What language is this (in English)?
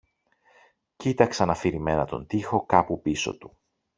Greek